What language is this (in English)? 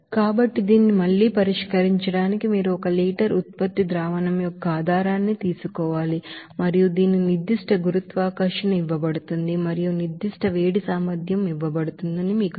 Telugu